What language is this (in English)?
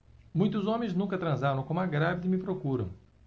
Portuguese